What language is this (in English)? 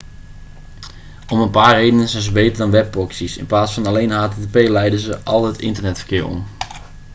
Dutch